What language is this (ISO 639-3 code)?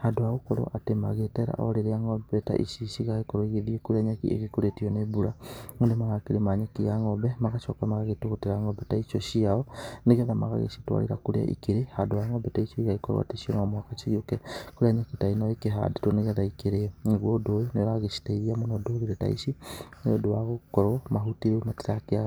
kik